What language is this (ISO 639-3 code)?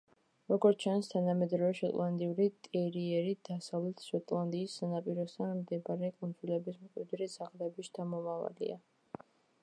kat